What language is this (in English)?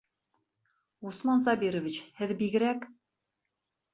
Bashkir